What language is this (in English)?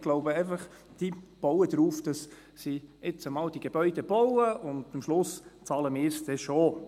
Swiss German